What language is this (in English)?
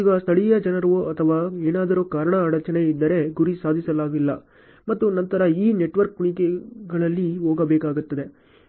Kannada